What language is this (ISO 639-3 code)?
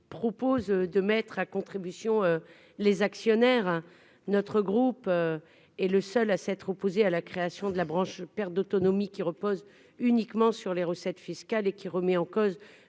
fra